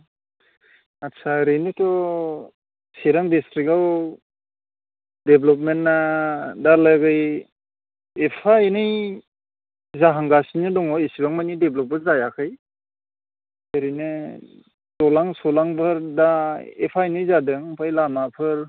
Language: Bodo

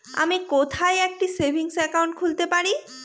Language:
Bangla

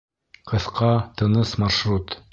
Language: Bashkir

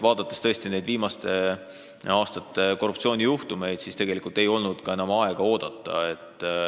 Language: Estonian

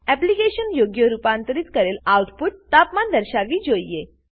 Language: Gujarati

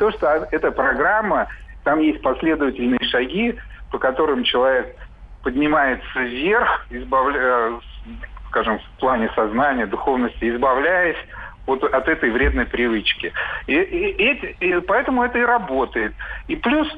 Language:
Russian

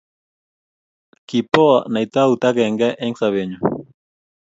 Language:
Kalenjin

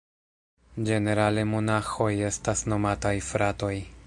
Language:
Esperanto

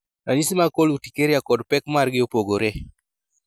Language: Luo (Kenya and Tanzania)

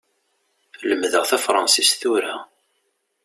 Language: Kabyle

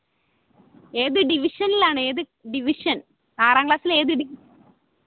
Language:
Malayalam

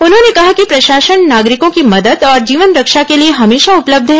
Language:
Hindi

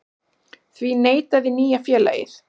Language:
Icelandic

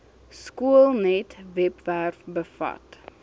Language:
Afrikaans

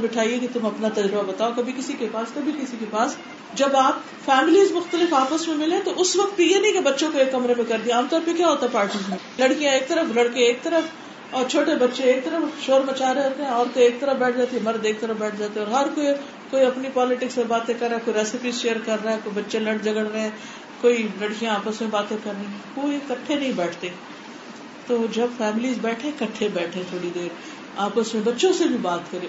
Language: Urdu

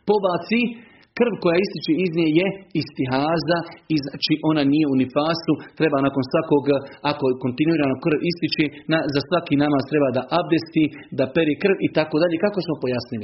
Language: Croatian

